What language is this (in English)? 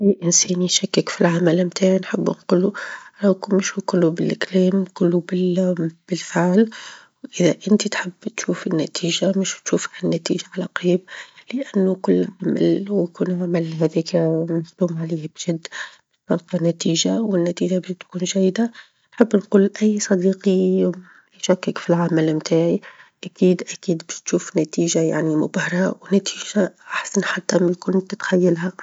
Tunisian Arabic